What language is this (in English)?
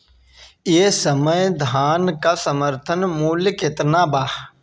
Bhojpuri